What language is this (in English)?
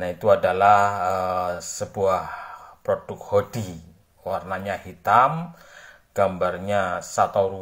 Indonesian